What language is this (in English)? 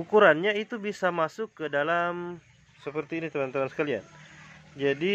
Indonesian